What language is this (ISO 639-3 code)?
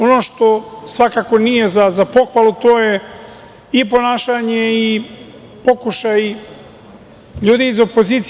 srp